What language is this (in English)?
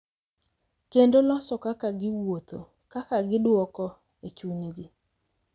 Luo (Kenya and Tanzania)